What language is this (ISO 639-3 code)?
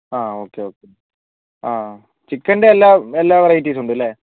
mal